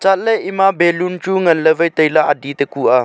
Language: Wancho Naga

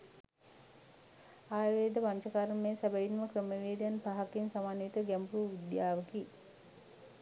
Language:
Sinhala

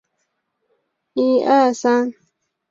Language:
Chinese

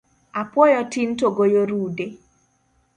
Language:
Luo (Kenya and Tanzania)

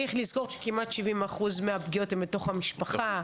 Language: Hebrew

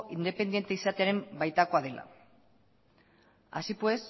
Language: Basque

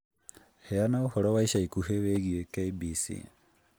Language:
Kikuyu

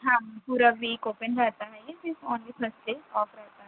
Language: Urdu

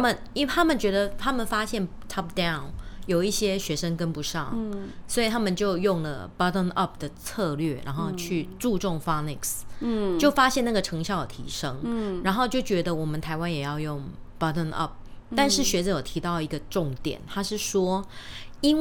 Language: Chinese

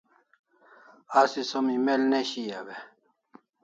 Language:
Kalasha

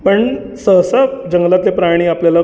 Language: Marathi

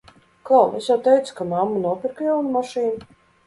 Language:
Latvian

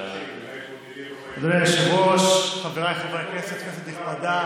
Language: Hebrew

